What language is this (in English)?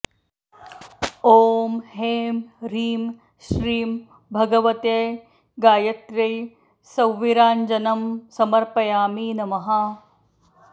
Sanskrit